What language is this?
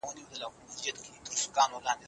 Pashto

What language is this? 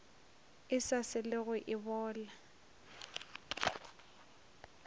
Northern Sotho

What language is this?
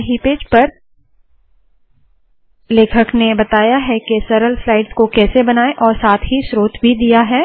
Hindi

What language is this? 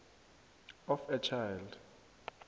South Ndebele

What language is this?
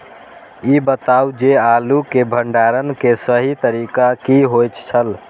Maithili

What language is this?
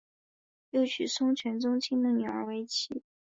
Chinese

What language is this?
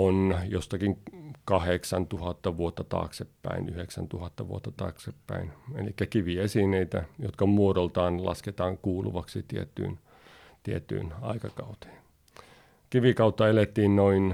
Finnish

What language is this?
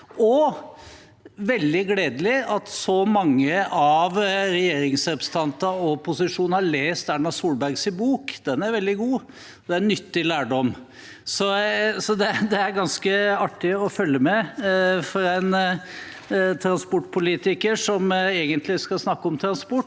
Norwegian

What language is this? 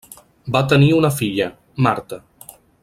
Catalan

